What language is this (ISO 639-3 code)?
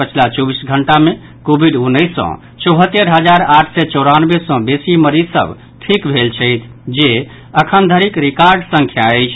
mai